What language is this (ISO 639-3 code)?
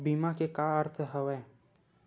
hne